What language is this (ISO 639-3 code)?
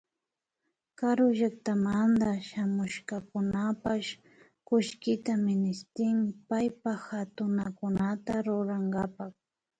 qvi